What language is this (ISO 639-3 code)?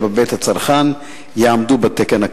heb